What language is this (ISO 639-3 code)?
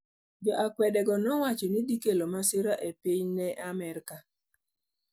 luo